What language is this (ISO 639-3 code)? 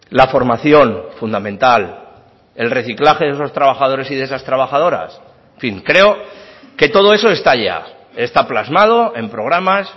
spa